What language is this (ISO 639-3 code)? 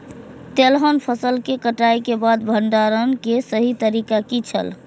mai